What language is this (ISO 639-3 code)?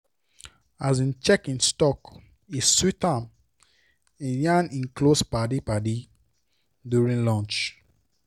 pcm